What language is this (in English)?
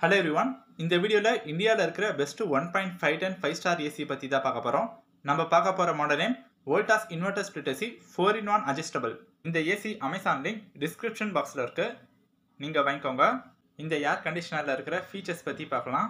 Tamil